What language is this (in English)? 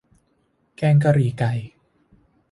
Thai